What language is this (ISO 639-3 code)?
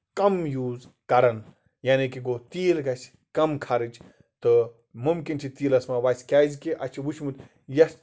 kas